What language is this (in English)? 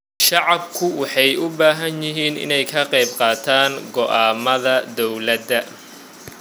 Somali